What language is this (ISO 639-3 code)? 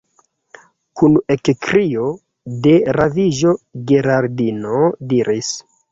epo